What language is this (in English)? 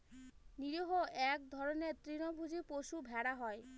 Bangla